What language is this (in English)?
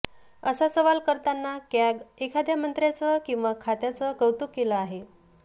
Marathi